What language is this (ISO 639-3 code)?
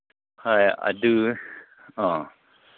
mni